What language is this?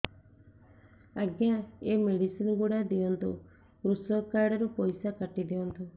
Odia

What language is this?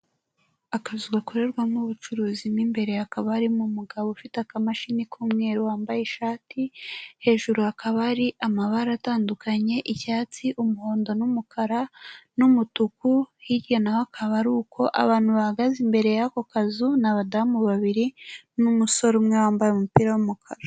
Kinyarwanda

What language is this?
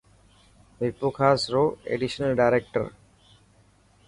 Dhatki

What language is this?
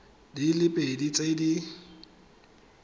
Tswana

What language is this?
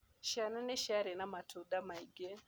Kikuyu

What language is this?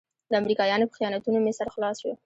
Pashto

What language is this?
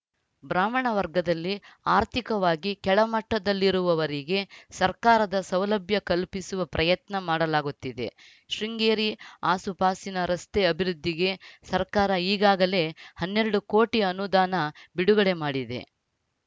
Kannada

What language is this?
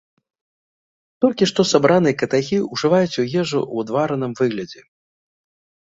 Belarusian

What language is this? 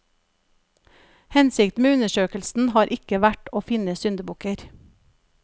Norwegian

